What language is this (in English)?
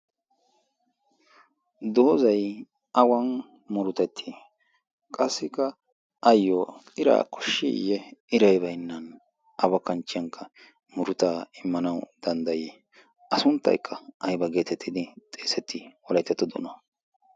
Wolaytta